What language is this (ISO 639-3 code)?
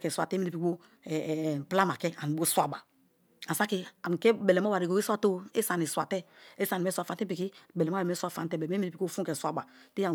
ijn